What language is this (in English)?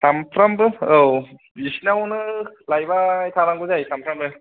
Bodo